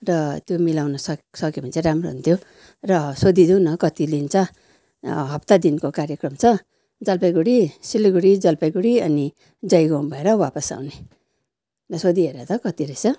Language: Nepali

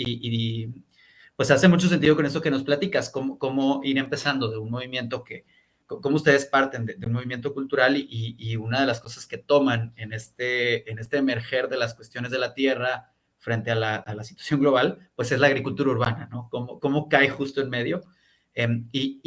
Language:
Spanish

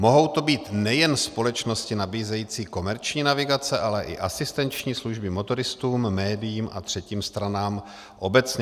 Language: Czech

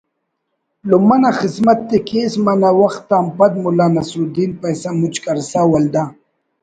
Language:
Brahui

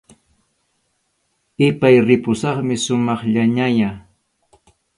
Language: Arequipa-La Unión Quechua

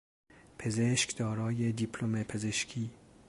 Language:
Persian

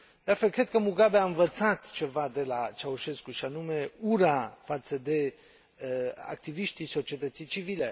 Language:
Romanian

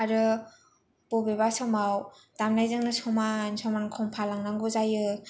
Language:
Bodo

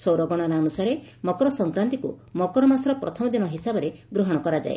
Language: Odia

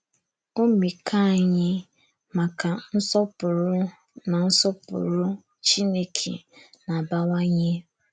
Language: Igbo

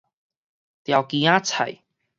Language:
Min Nan Chinese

